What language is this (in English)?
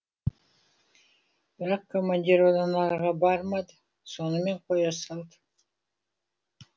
Kazakh